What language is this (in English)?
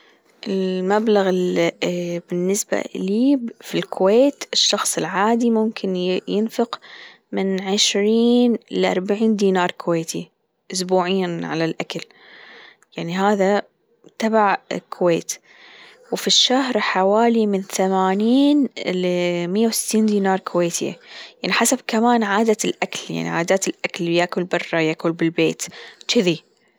Gulf Arabic